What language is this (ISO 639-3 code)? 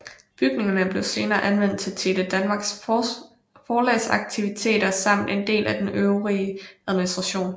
dan